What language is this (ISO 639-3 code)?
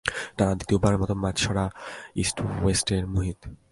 ben